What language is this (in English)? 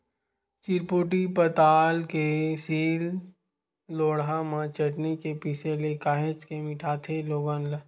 Chhattisgarhi